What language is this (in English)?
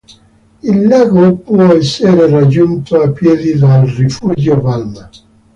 Italian